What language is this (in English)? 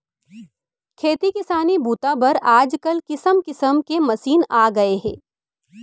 Chhattisgarhi